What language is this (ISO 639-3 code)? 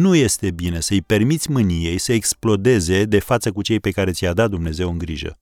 ron